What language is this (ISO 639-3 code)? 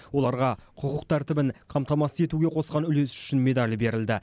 kaz